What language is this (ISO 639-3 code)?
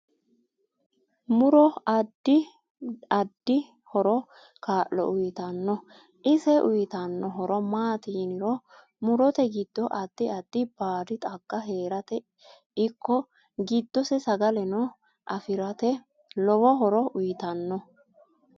sid